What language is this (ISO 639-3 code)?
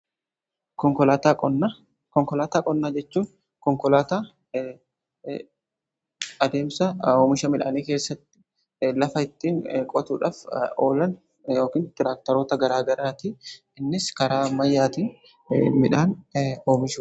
orm